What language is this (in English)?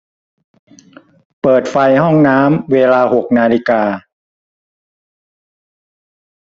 Thai